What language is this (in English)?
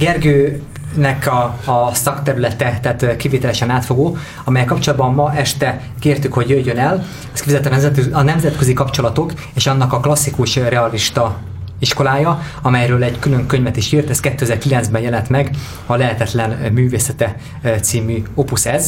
Hungarian